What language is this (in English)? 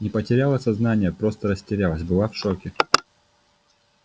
Russian